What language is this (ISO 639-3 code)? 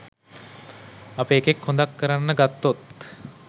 sin